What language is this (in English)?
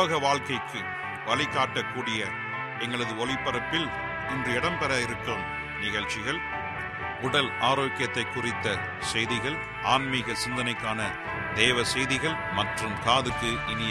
Tamil